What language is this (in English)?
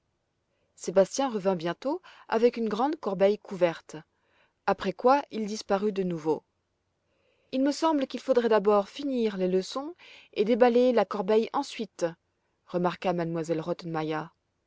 French